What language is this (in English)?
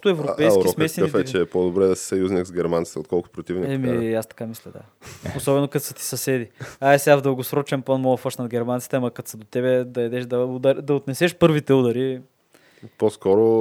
Bulgarian